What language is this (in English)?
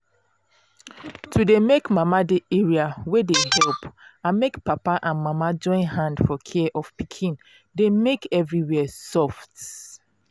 Nigerian Pidgin